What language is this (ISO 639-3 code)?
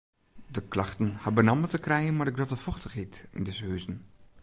fry